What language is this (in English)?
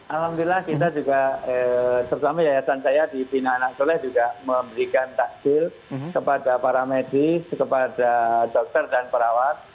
Indonesian